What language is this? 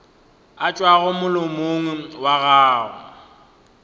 Northern Sotho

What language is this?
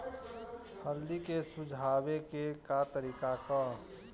Bhojpuri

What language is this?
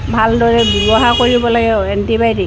Assamese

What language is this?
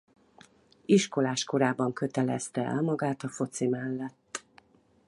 Hungarian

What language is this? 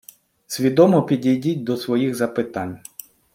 Ukrainian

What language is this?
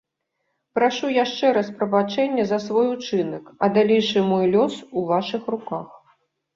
Belarusian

